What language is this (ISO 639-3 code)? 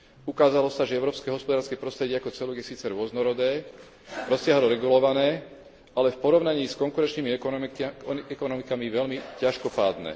slk